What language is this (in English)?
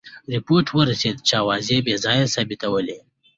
Pashto